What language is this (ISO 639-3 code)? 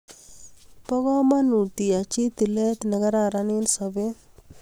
kln